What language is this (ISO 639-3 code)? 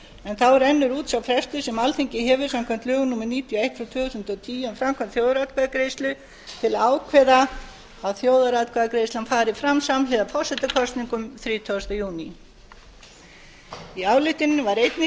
isl